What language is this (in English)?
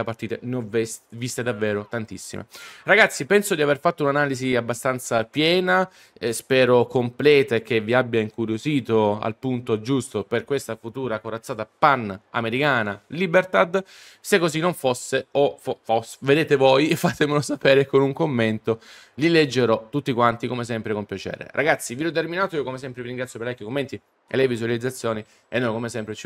Italian